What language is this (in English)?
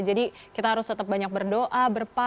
Indonesian